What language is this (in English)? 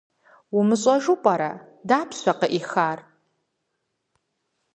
Kabardian